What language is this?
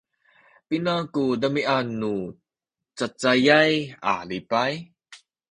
Sakizaya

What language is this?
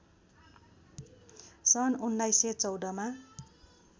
Nepali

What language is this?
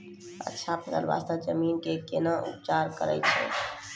Maithili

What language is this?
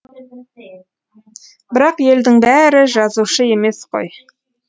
Kazakh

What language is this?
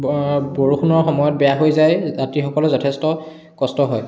Assamese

